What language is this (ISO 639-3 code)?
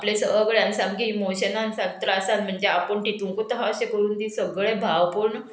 kok